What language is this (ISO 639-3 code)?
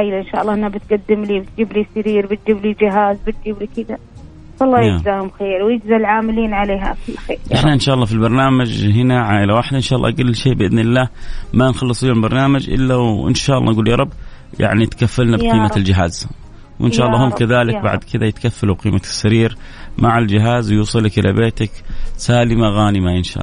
ara